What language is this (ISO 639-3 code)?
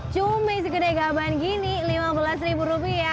ind